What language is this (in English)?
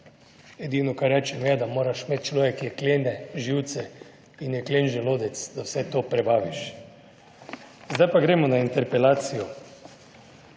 Slovenian